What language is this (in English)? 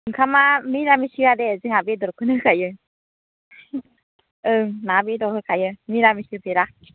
Bodo